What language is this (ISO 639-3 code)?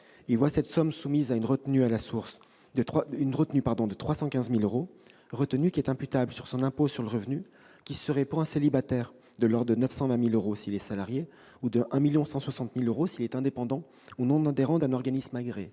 fra